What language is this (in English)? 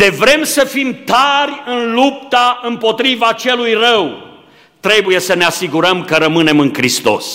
Romanian